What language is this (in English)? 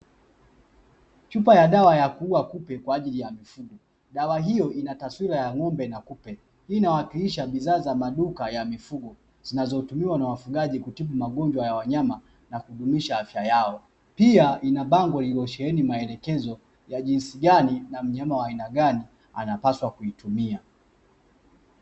Swahili